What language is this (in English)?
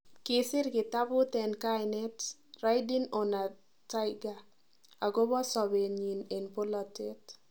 Kalenjin